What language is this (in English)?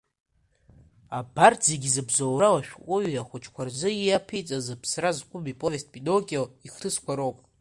Abkhazian